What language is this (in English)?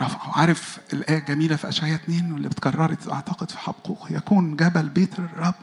Arabic